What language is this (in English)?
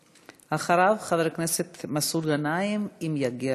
Hebrew